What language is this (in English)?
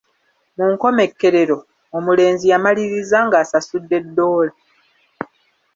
Ganda